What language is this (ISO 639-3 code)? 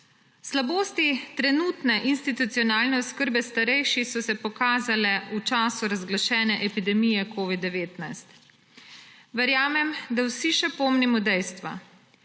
slv